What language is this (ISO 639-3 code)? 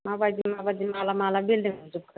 brx